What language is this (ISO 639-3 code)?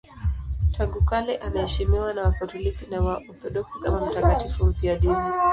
swa